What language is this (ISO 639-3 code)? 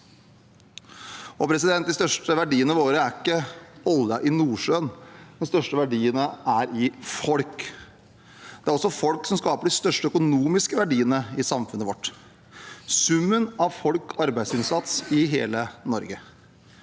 nor